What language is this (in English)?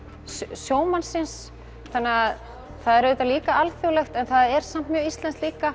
Icelandic